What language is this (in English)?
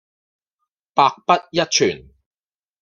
Cantonese